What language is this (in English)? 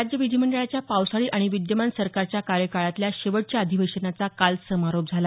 Marathi